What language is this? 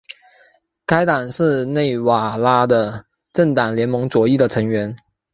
Chinese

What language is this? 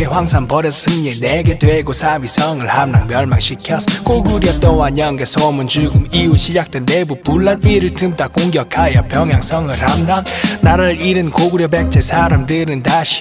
Korean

